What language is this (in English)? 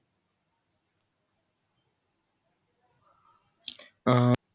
Marathi